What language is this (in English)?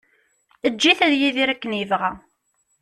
Kabyle